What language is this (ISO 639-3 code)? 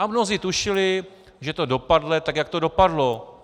ces